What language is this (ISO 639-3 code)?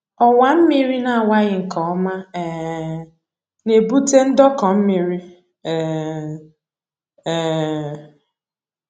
ibo